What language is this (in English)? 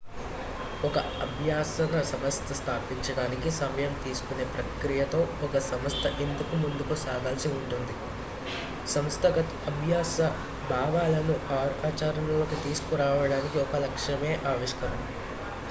Telugu